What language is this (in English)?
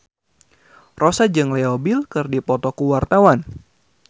Sundanese